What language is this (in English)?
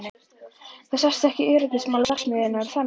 Icelandic